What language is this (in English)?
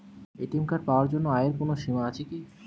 Bangla